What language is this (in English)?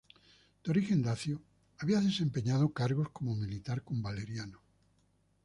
Spanish